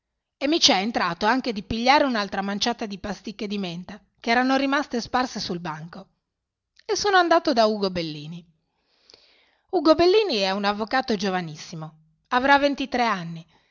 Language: Italian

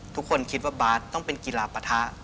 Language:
Thai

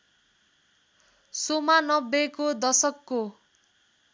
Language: Nepali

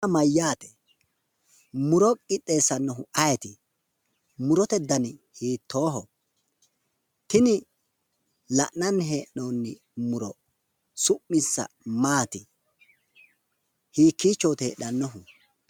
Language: Sidamo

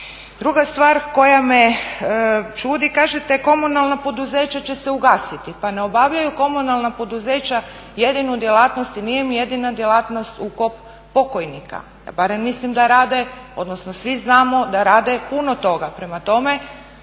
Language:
Croatian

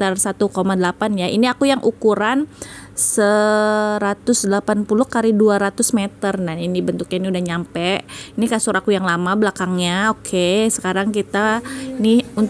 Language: Indonesian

